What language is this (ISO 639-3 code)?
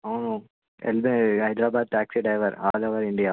tel